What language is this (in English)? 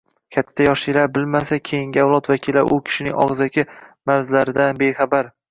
Uzbek